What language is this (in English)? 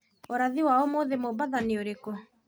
Kikuyu